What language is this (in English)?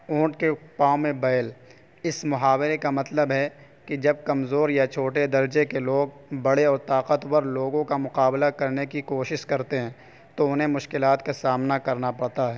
Urdu